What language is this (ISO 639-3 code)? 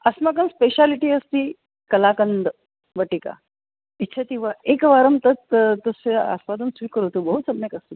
san